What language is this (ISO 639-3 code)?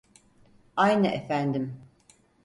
tur